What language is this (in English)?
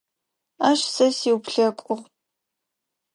Adyghe